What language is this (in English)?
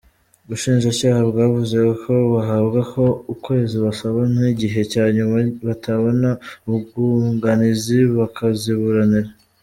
Kinyarwanda